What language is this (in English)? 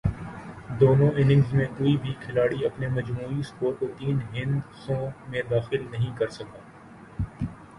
Urdu